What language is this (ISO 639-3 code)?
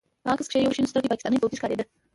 pus